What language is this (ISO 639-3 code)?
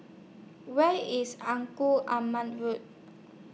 eng